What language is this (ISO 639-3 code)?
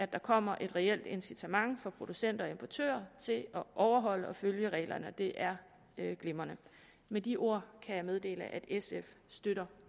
dan